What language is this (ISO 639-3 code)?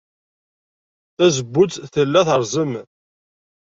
kab